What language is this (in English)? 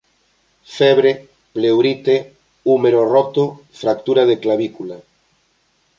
Galician